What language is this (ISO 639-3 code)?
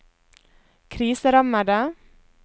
nor